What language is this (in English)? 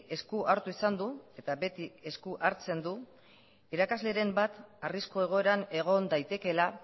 Basque